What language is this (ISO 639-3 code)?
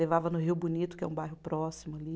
por